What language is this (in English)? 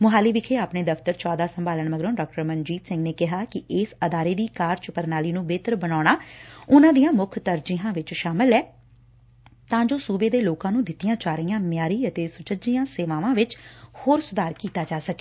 Punjabi